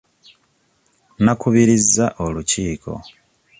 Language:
Ganda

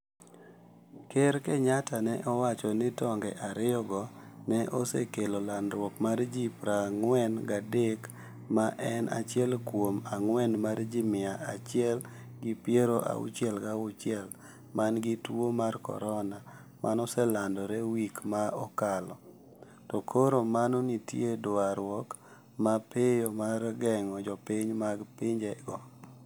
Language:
Luo (Kenya and Tanzania)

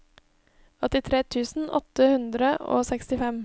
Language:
Norwegian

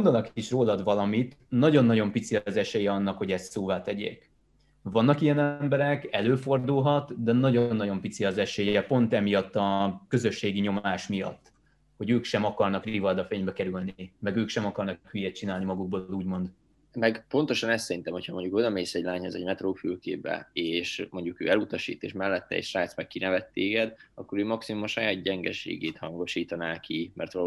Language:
Hungarian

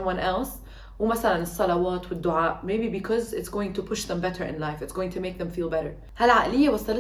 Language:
Arabic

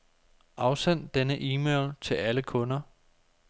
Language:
Danish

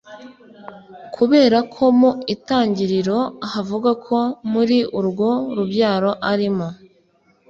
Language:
Kinyarwanda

